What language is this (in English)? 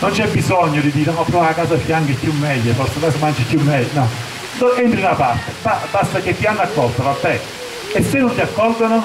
Italian